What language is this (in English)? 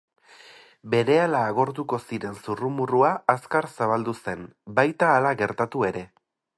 Basque